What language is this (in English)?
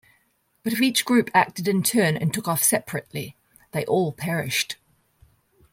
English